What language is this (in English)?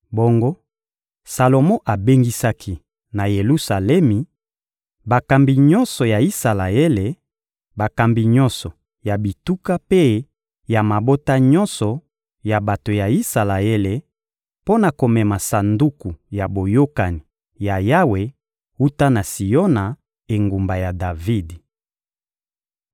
Lingala